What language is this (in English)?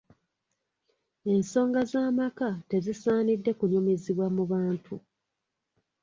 Ganda